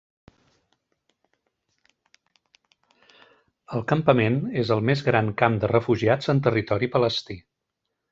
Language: Catalan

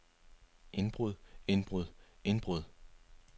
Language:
Danish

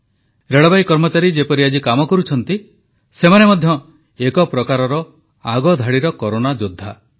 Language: Odia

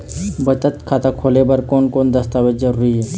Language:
Chhattisgarhi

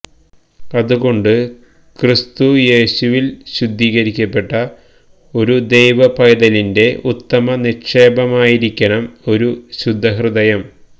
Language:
Malayalam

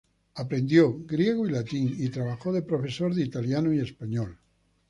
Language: Spanish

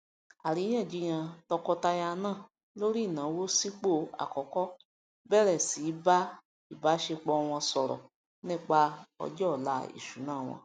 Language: Yoruba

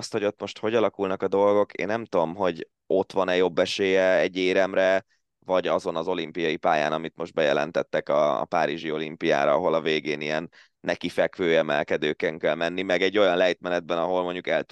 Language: Hungarian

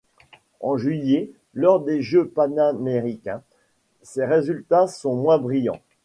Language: French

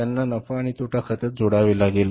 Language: Marathi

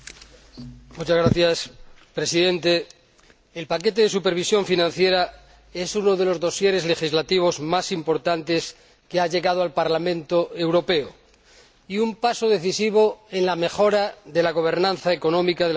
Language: Spanish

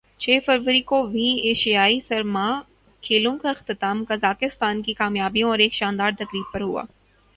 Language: Urdu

